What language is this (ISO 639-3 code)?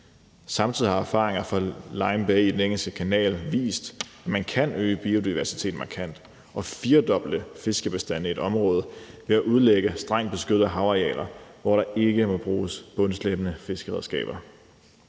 dan